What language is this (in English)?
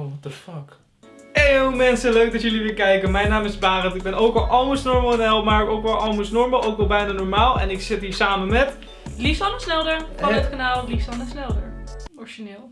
Dutch